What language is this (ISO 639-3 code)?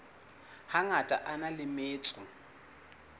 sot